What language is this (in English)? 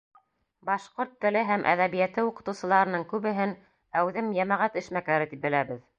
Bashkir